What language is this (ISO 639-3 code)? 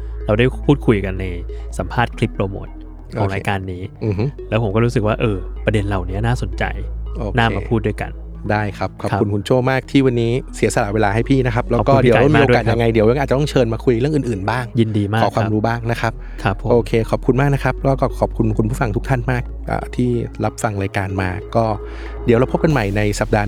tha